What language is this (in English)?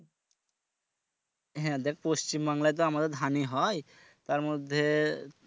Bangla